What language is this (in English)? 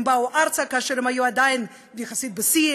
Hebrew